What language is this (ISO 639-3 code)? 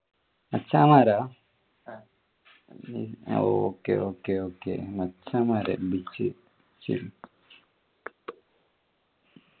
mal